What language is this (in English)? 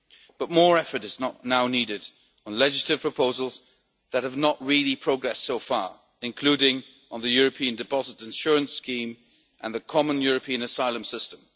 English